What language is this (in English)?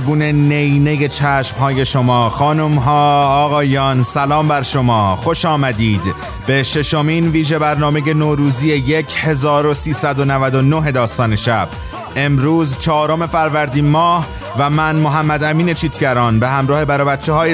Persian